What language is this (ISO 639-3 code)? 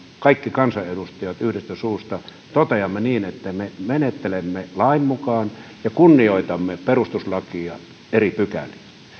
fin